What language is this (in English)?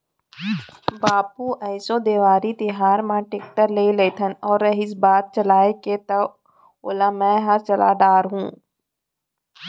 Chhattisgarhi